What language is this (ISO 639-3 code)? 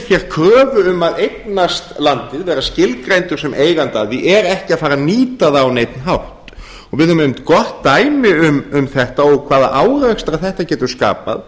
isl